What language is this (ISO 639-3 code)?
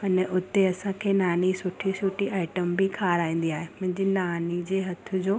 snd